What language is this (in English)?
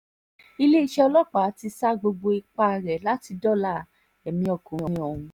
Yoruba